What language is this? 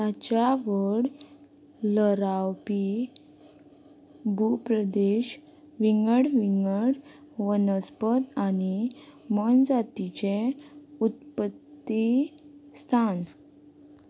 Konkani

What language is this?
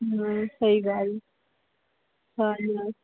Sindhi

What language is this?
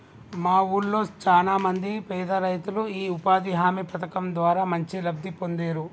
Telugu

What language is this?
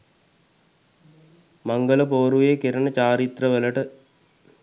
Sinhala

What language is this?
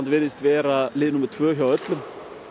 Icelandic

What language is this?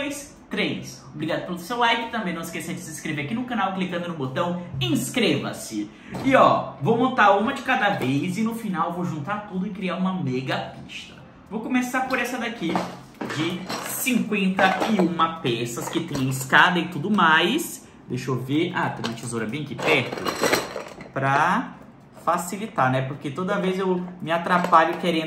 Portuguese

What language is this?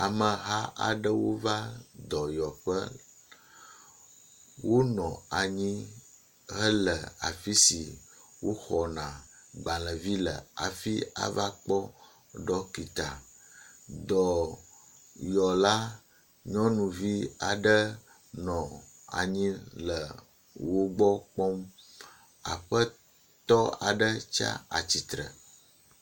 Ewe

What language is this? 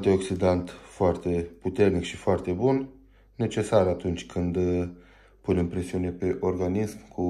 Romanian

